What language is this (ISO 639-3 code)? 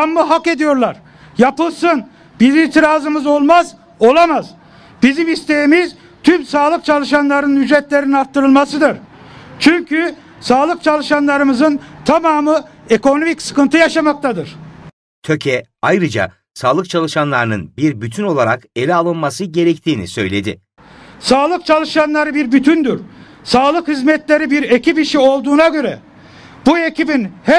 tur